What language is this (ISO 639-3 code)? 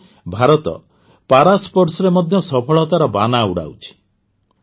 ori